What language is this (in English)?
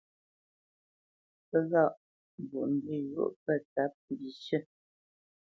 Bamenyam